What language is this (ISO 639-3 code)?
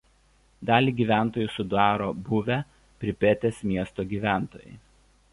lit